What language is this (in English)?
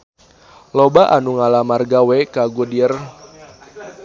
Sundanese